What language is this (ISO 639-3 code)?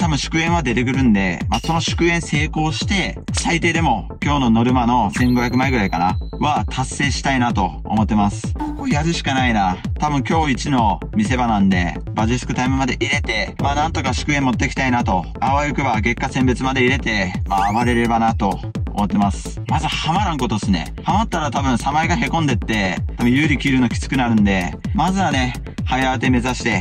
jpn